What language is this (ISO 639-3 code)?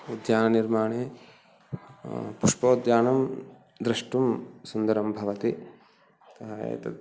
san